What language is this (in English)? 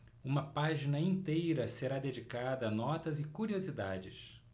Portuguese